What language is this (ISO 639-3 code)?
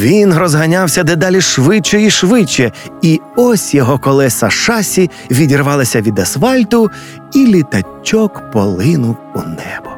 ukr